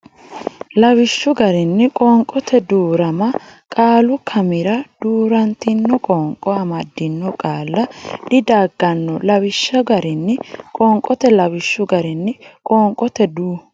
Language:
Sidamo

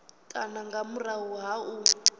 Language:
Venda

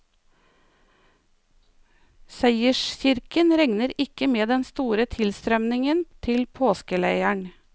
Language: Norwegian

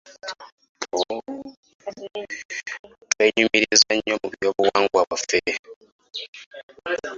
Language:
Ganda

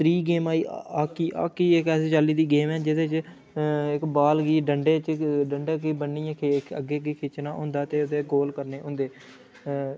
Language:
Dogri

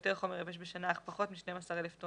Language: Hebrew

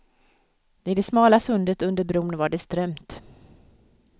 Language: Swedish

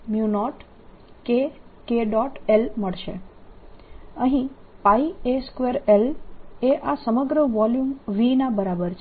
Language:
Gujarati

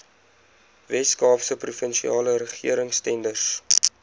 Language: Afrikaans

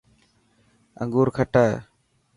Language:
Dhatki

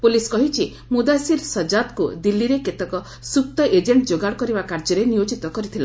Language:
Odia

